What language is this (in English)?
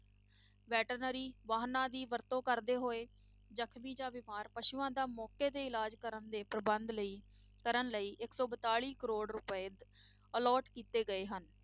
Punjabi